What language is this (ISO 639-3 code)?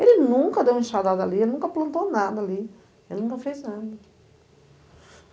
por